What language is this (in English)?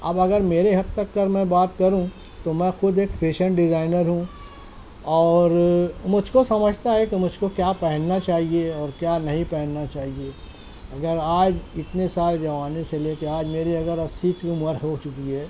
Urdu